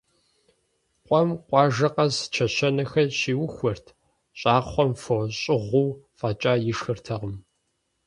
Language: Kabardian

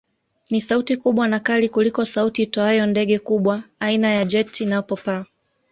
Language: Swahili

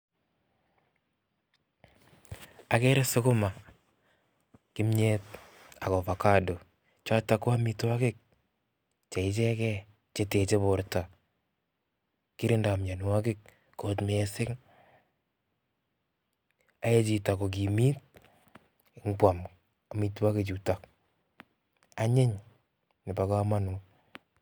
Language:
Kalenjin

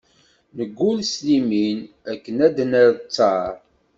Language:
Kabyle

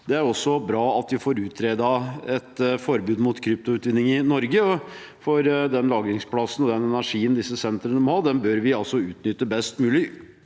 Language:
Norwegian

